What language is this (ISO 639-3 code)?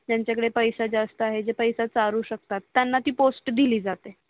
mar